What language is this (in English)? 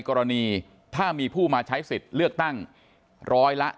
Thai